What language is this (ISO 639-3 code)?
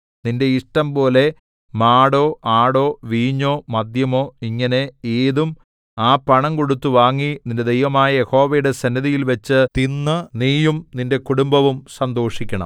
mal